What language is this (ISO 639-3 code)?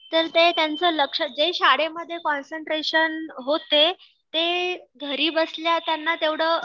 mar